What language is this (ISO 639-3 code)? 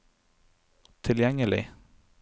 nor